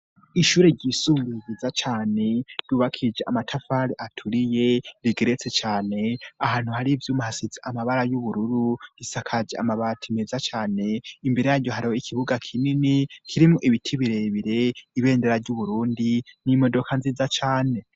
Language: Rundi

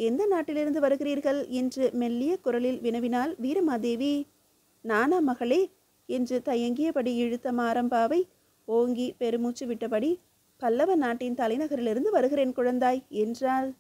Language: Tamil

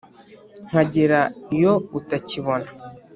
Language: Kinyarwanda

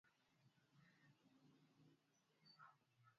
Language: Swahili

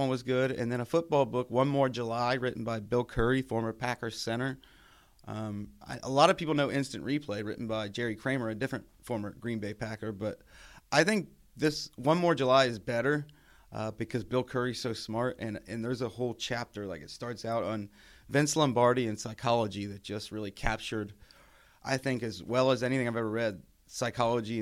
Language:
English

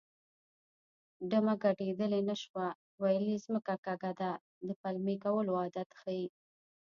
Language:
Pashto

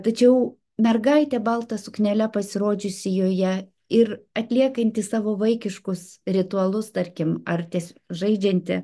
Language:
Lithuanian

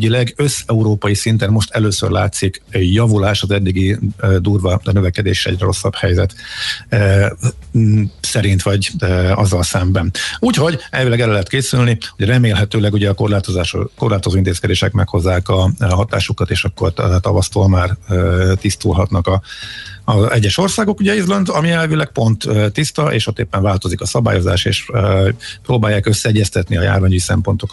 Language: Hungarian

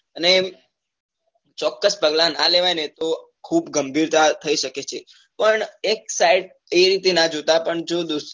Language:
Gujarati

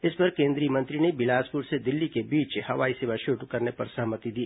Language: Hindi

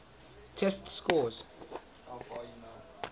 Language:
English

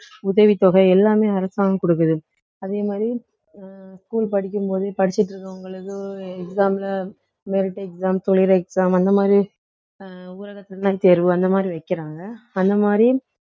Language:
Tamil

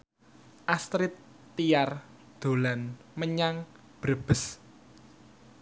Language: Javanese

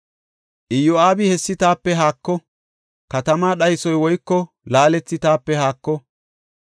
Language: Gofa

